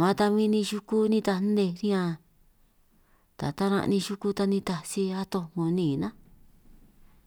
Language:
San Martín Itunyoso Triqui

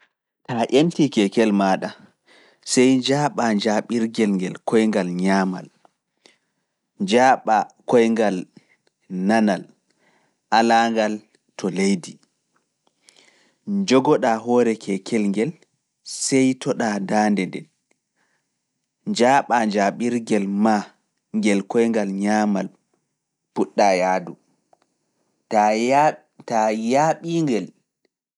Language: Fula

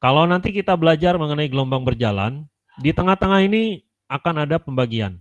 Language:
Indonesian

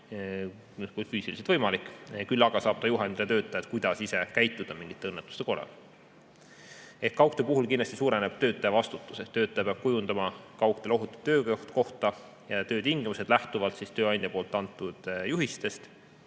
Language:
Estonian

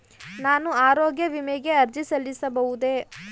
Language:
Kannada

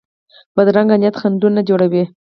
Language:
Pashto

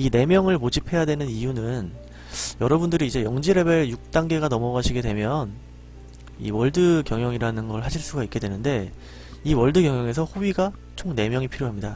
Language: Korean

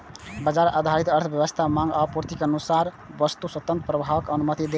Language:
Maithili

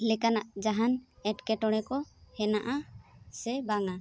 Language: Santali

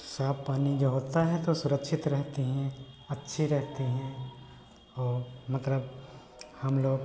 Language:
Hindi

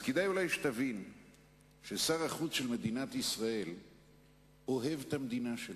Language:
Hebrew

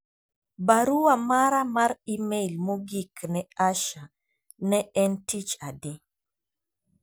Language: Luo (Kenya and Tanzania)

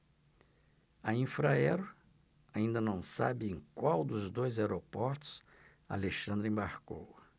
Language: Portuguese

